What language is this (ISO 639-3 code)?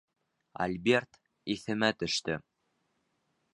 bak